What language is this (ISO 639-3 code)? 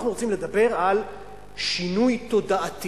heb